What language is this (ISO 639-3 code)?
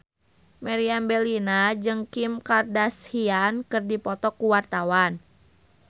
sun